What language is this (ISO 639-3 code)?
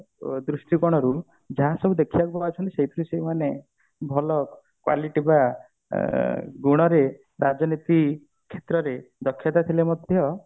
ori